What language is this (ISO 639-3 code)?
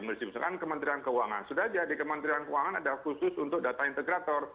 ind